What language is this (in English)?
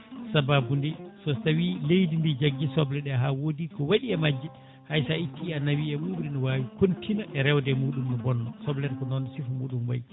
Fula